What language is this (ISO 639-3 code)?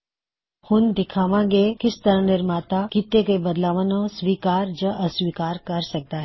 pan